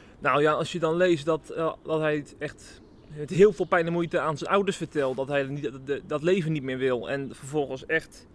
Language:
Dutch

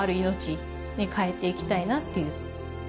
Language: Japanese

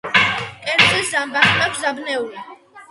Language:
Georgian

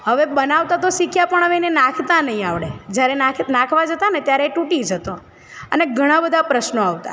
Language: Gujarati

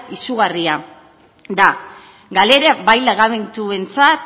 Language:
Basque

